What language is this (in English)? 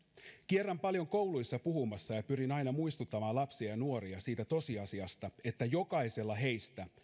Finnish